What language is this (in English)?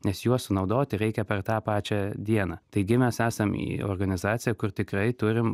Lithuanian